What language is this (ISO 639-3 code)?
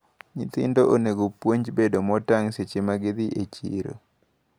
luo